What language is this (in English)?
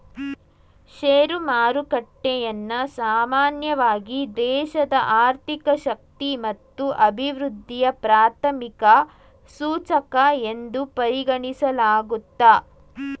Kannada